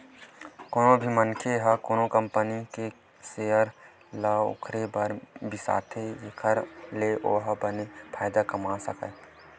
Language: Chhattisgarhi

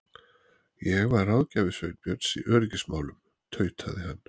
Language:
Icelandic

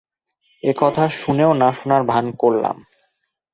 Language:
Bangla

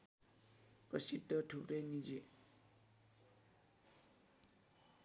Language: Nepali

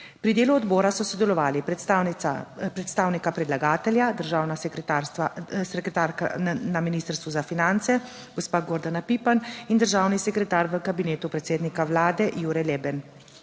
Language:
Slovenian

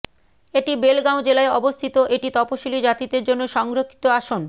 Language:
Bangla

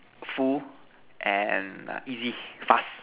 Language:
English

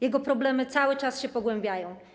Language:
Polish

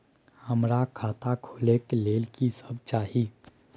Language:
Maithili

